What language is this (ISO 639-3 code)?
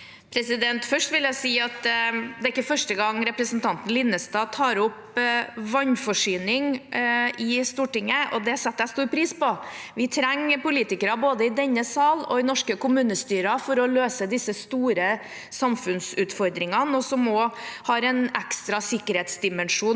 nor